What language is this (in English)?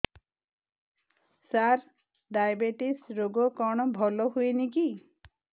Odia